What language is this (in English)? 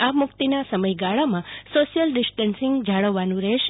Gujarati